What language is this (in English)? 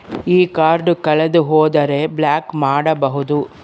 Kannada